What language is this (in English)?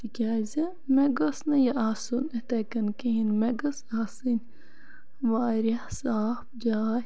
Kashmiri